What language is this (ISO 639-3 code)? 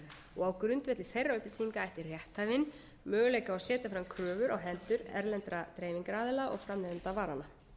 isl